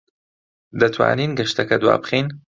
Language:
Central Kurdish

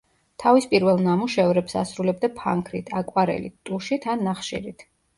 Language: Georgian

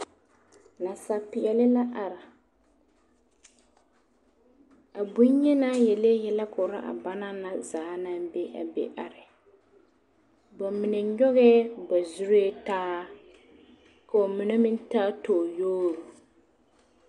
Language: Southern Dagaare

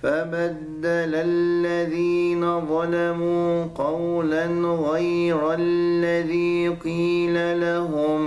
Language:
Arabic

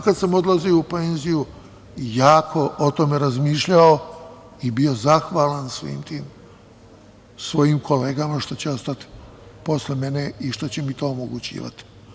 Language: Serbian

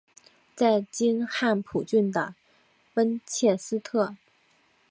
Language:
Chinese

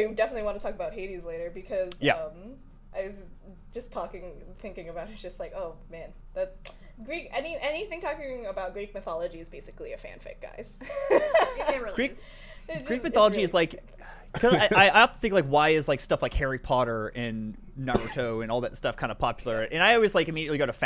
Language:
English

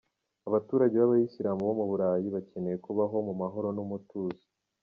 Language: Kinyarwanda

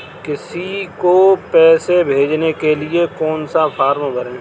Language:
Hindi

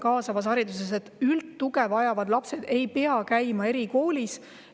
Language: Estonian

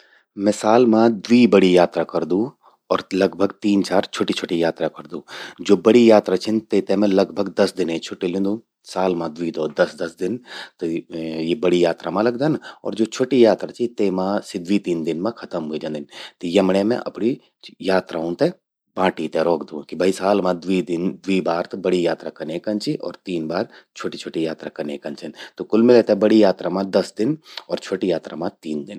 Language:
Garhwali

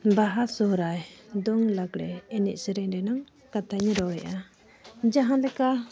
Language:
Santali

